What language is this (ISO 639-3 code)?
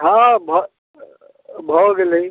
mai